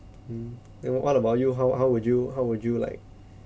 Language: English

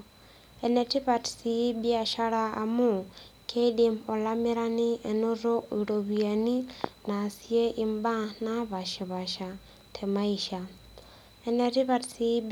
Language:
Masai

